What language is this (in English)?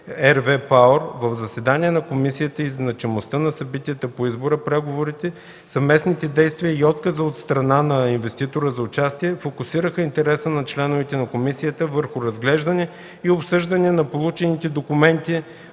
Bulgarian